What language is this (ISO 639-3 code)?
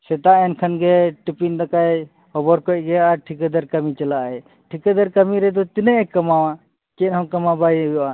sat